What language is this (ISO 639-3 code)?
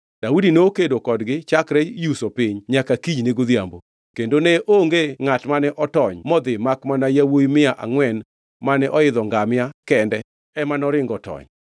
luo